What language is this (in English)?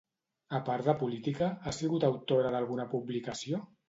Catalan